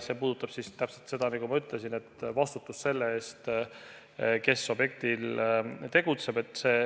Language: Estonian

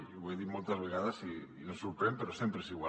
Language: Catalan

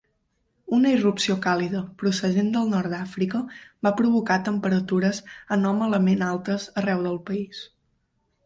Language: Catalan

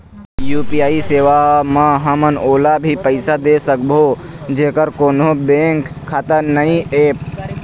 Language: Chhattisgarhi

